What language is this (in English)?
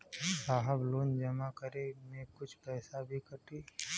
Bhojpuri